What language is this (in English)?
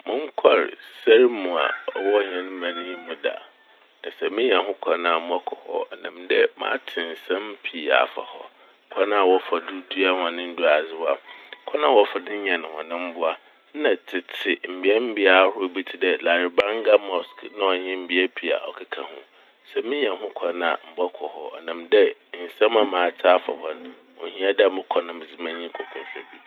Akan